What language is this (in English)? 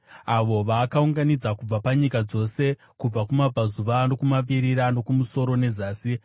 Shona